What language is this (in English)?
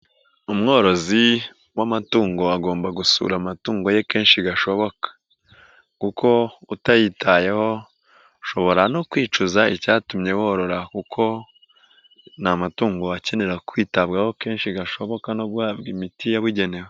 Kinyarwanda